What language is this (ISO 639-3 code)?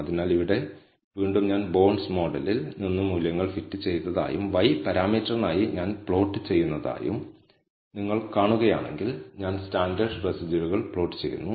mal